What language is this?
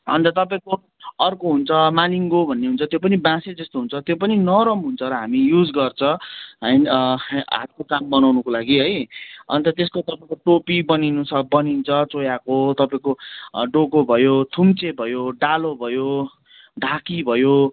Nepali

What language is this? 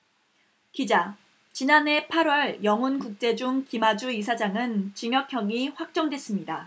Korean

